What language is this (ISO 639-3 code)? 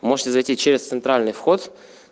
rus